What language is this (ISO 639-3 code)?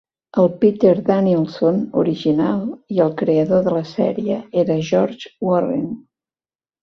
cat